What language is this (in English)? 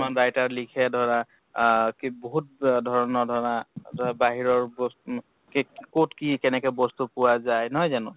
Assamese